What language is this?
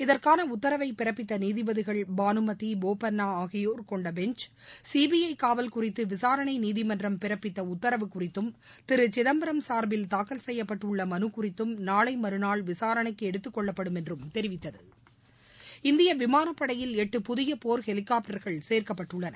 Tamil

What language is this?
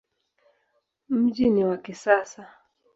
Swahili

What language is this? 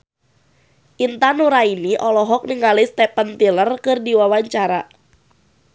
Sundanese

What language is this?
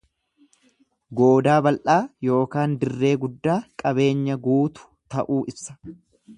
Oromo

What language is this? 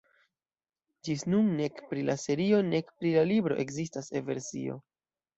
Esperanto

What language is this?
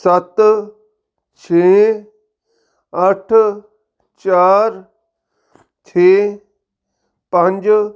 Punjabi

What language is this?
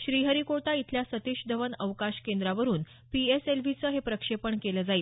Marathi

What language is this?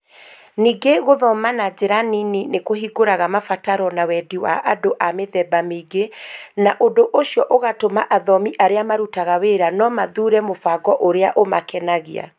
Kikuyu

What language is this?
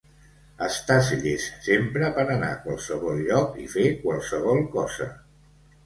Catalan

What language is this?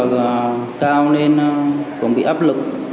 Vietnamese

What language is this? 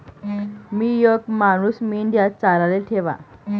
Marathi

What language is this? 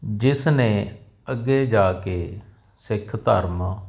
Punjabi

